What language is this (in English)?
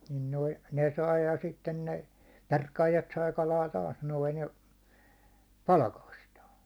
Finnish